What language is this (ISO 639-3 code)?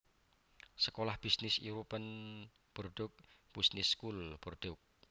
jav